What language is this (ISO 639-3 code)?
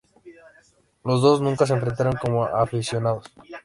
spa